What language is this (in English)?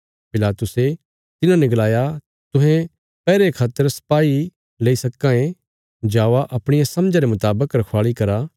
Bilaspuri